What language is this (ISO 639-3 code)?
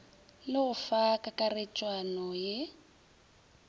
nso